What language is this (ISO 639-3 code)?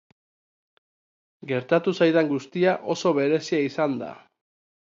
eus